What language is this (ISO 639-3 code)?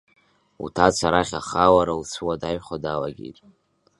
abk